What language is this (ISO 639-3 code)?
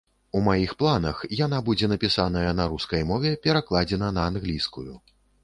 bel